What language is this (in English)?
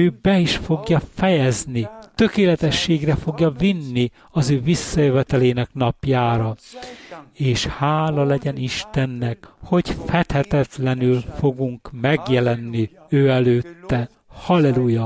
Hungarian